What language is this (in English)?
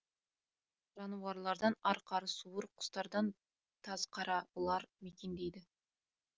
Kazakh